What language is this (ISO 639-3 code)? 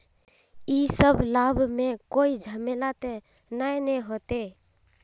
mag